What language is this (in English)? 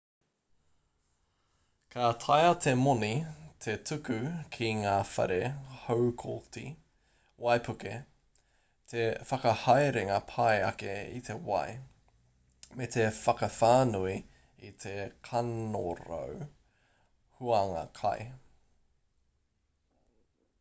Māori